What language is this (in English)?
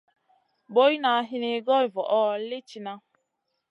Masana